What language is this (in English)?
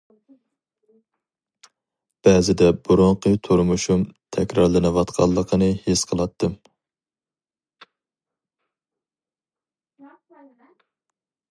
Uyghur